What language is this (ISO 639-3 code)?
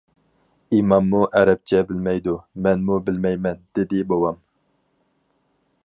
uig